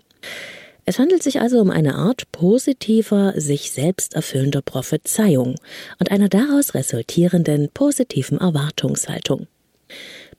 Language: German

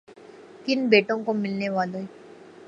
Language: Urdu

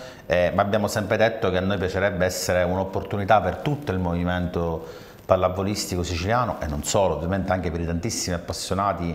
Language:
Italian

